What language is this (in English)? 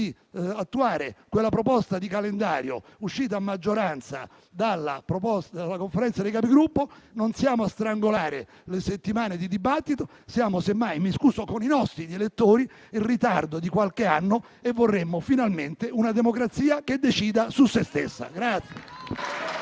Italian